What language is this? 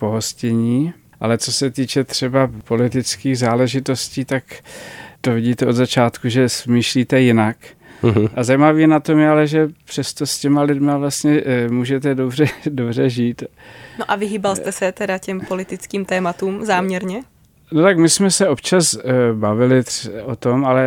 Czech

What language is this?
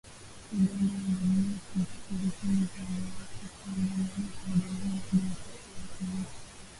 Swahili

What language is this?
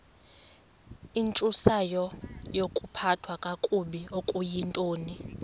Xhosa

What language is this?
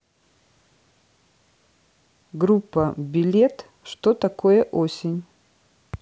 Russian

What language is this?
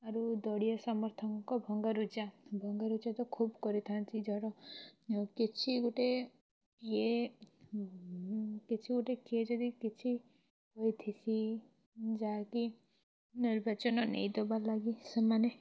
Odia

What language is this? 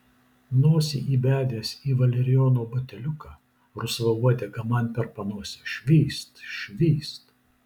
Lithuanian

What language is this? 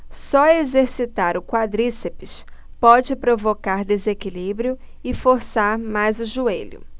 Portuguese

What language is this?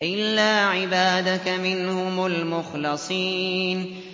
Arabic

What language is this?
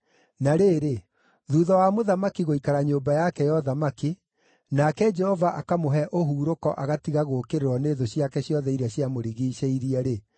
Kikuyu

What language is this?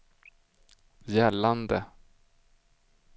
Swedish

